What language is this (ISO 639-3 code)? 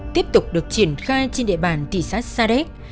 vie